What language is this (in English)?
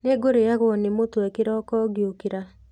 Kikuyu